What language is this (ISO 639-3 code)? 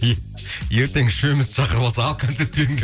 kaz